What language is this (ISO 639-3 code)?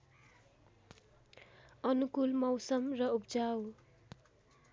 nep